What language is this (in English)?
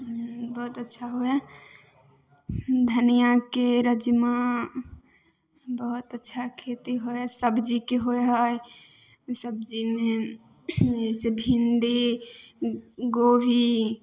Maithili